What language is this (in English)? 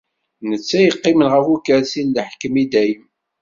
Kabyle